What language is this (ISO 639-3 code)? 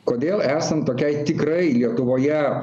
lit